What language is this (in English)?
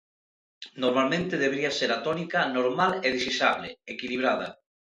Galician